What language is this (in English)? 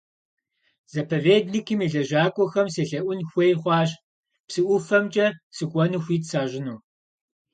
Kabardian